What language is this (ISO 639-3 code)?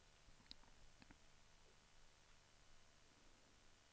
swe